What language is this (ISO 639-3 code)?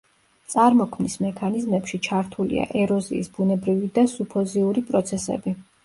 kat